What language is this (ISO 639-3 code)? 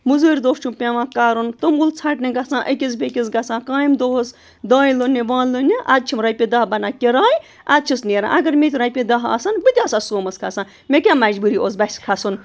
kas